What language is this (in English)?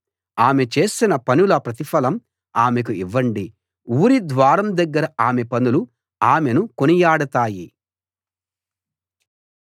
Telugu